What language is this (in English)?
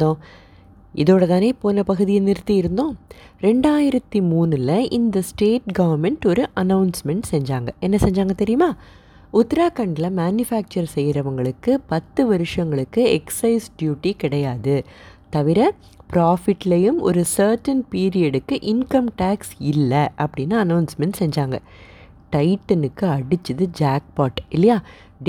Tamil